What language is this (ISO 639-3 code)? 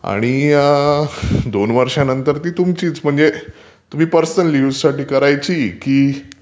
mar